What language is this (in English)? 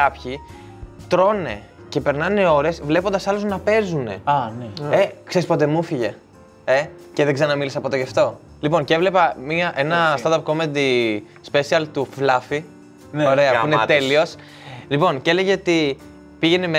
Greek